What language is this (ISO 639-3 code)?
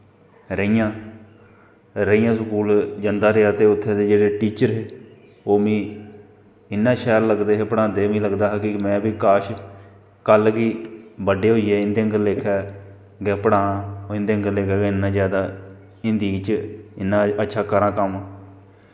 doi